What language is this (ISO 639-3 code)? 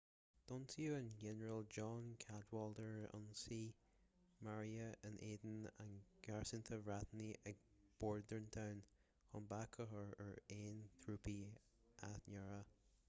gle